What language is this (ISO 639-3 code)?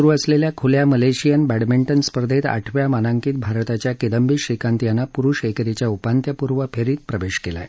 mar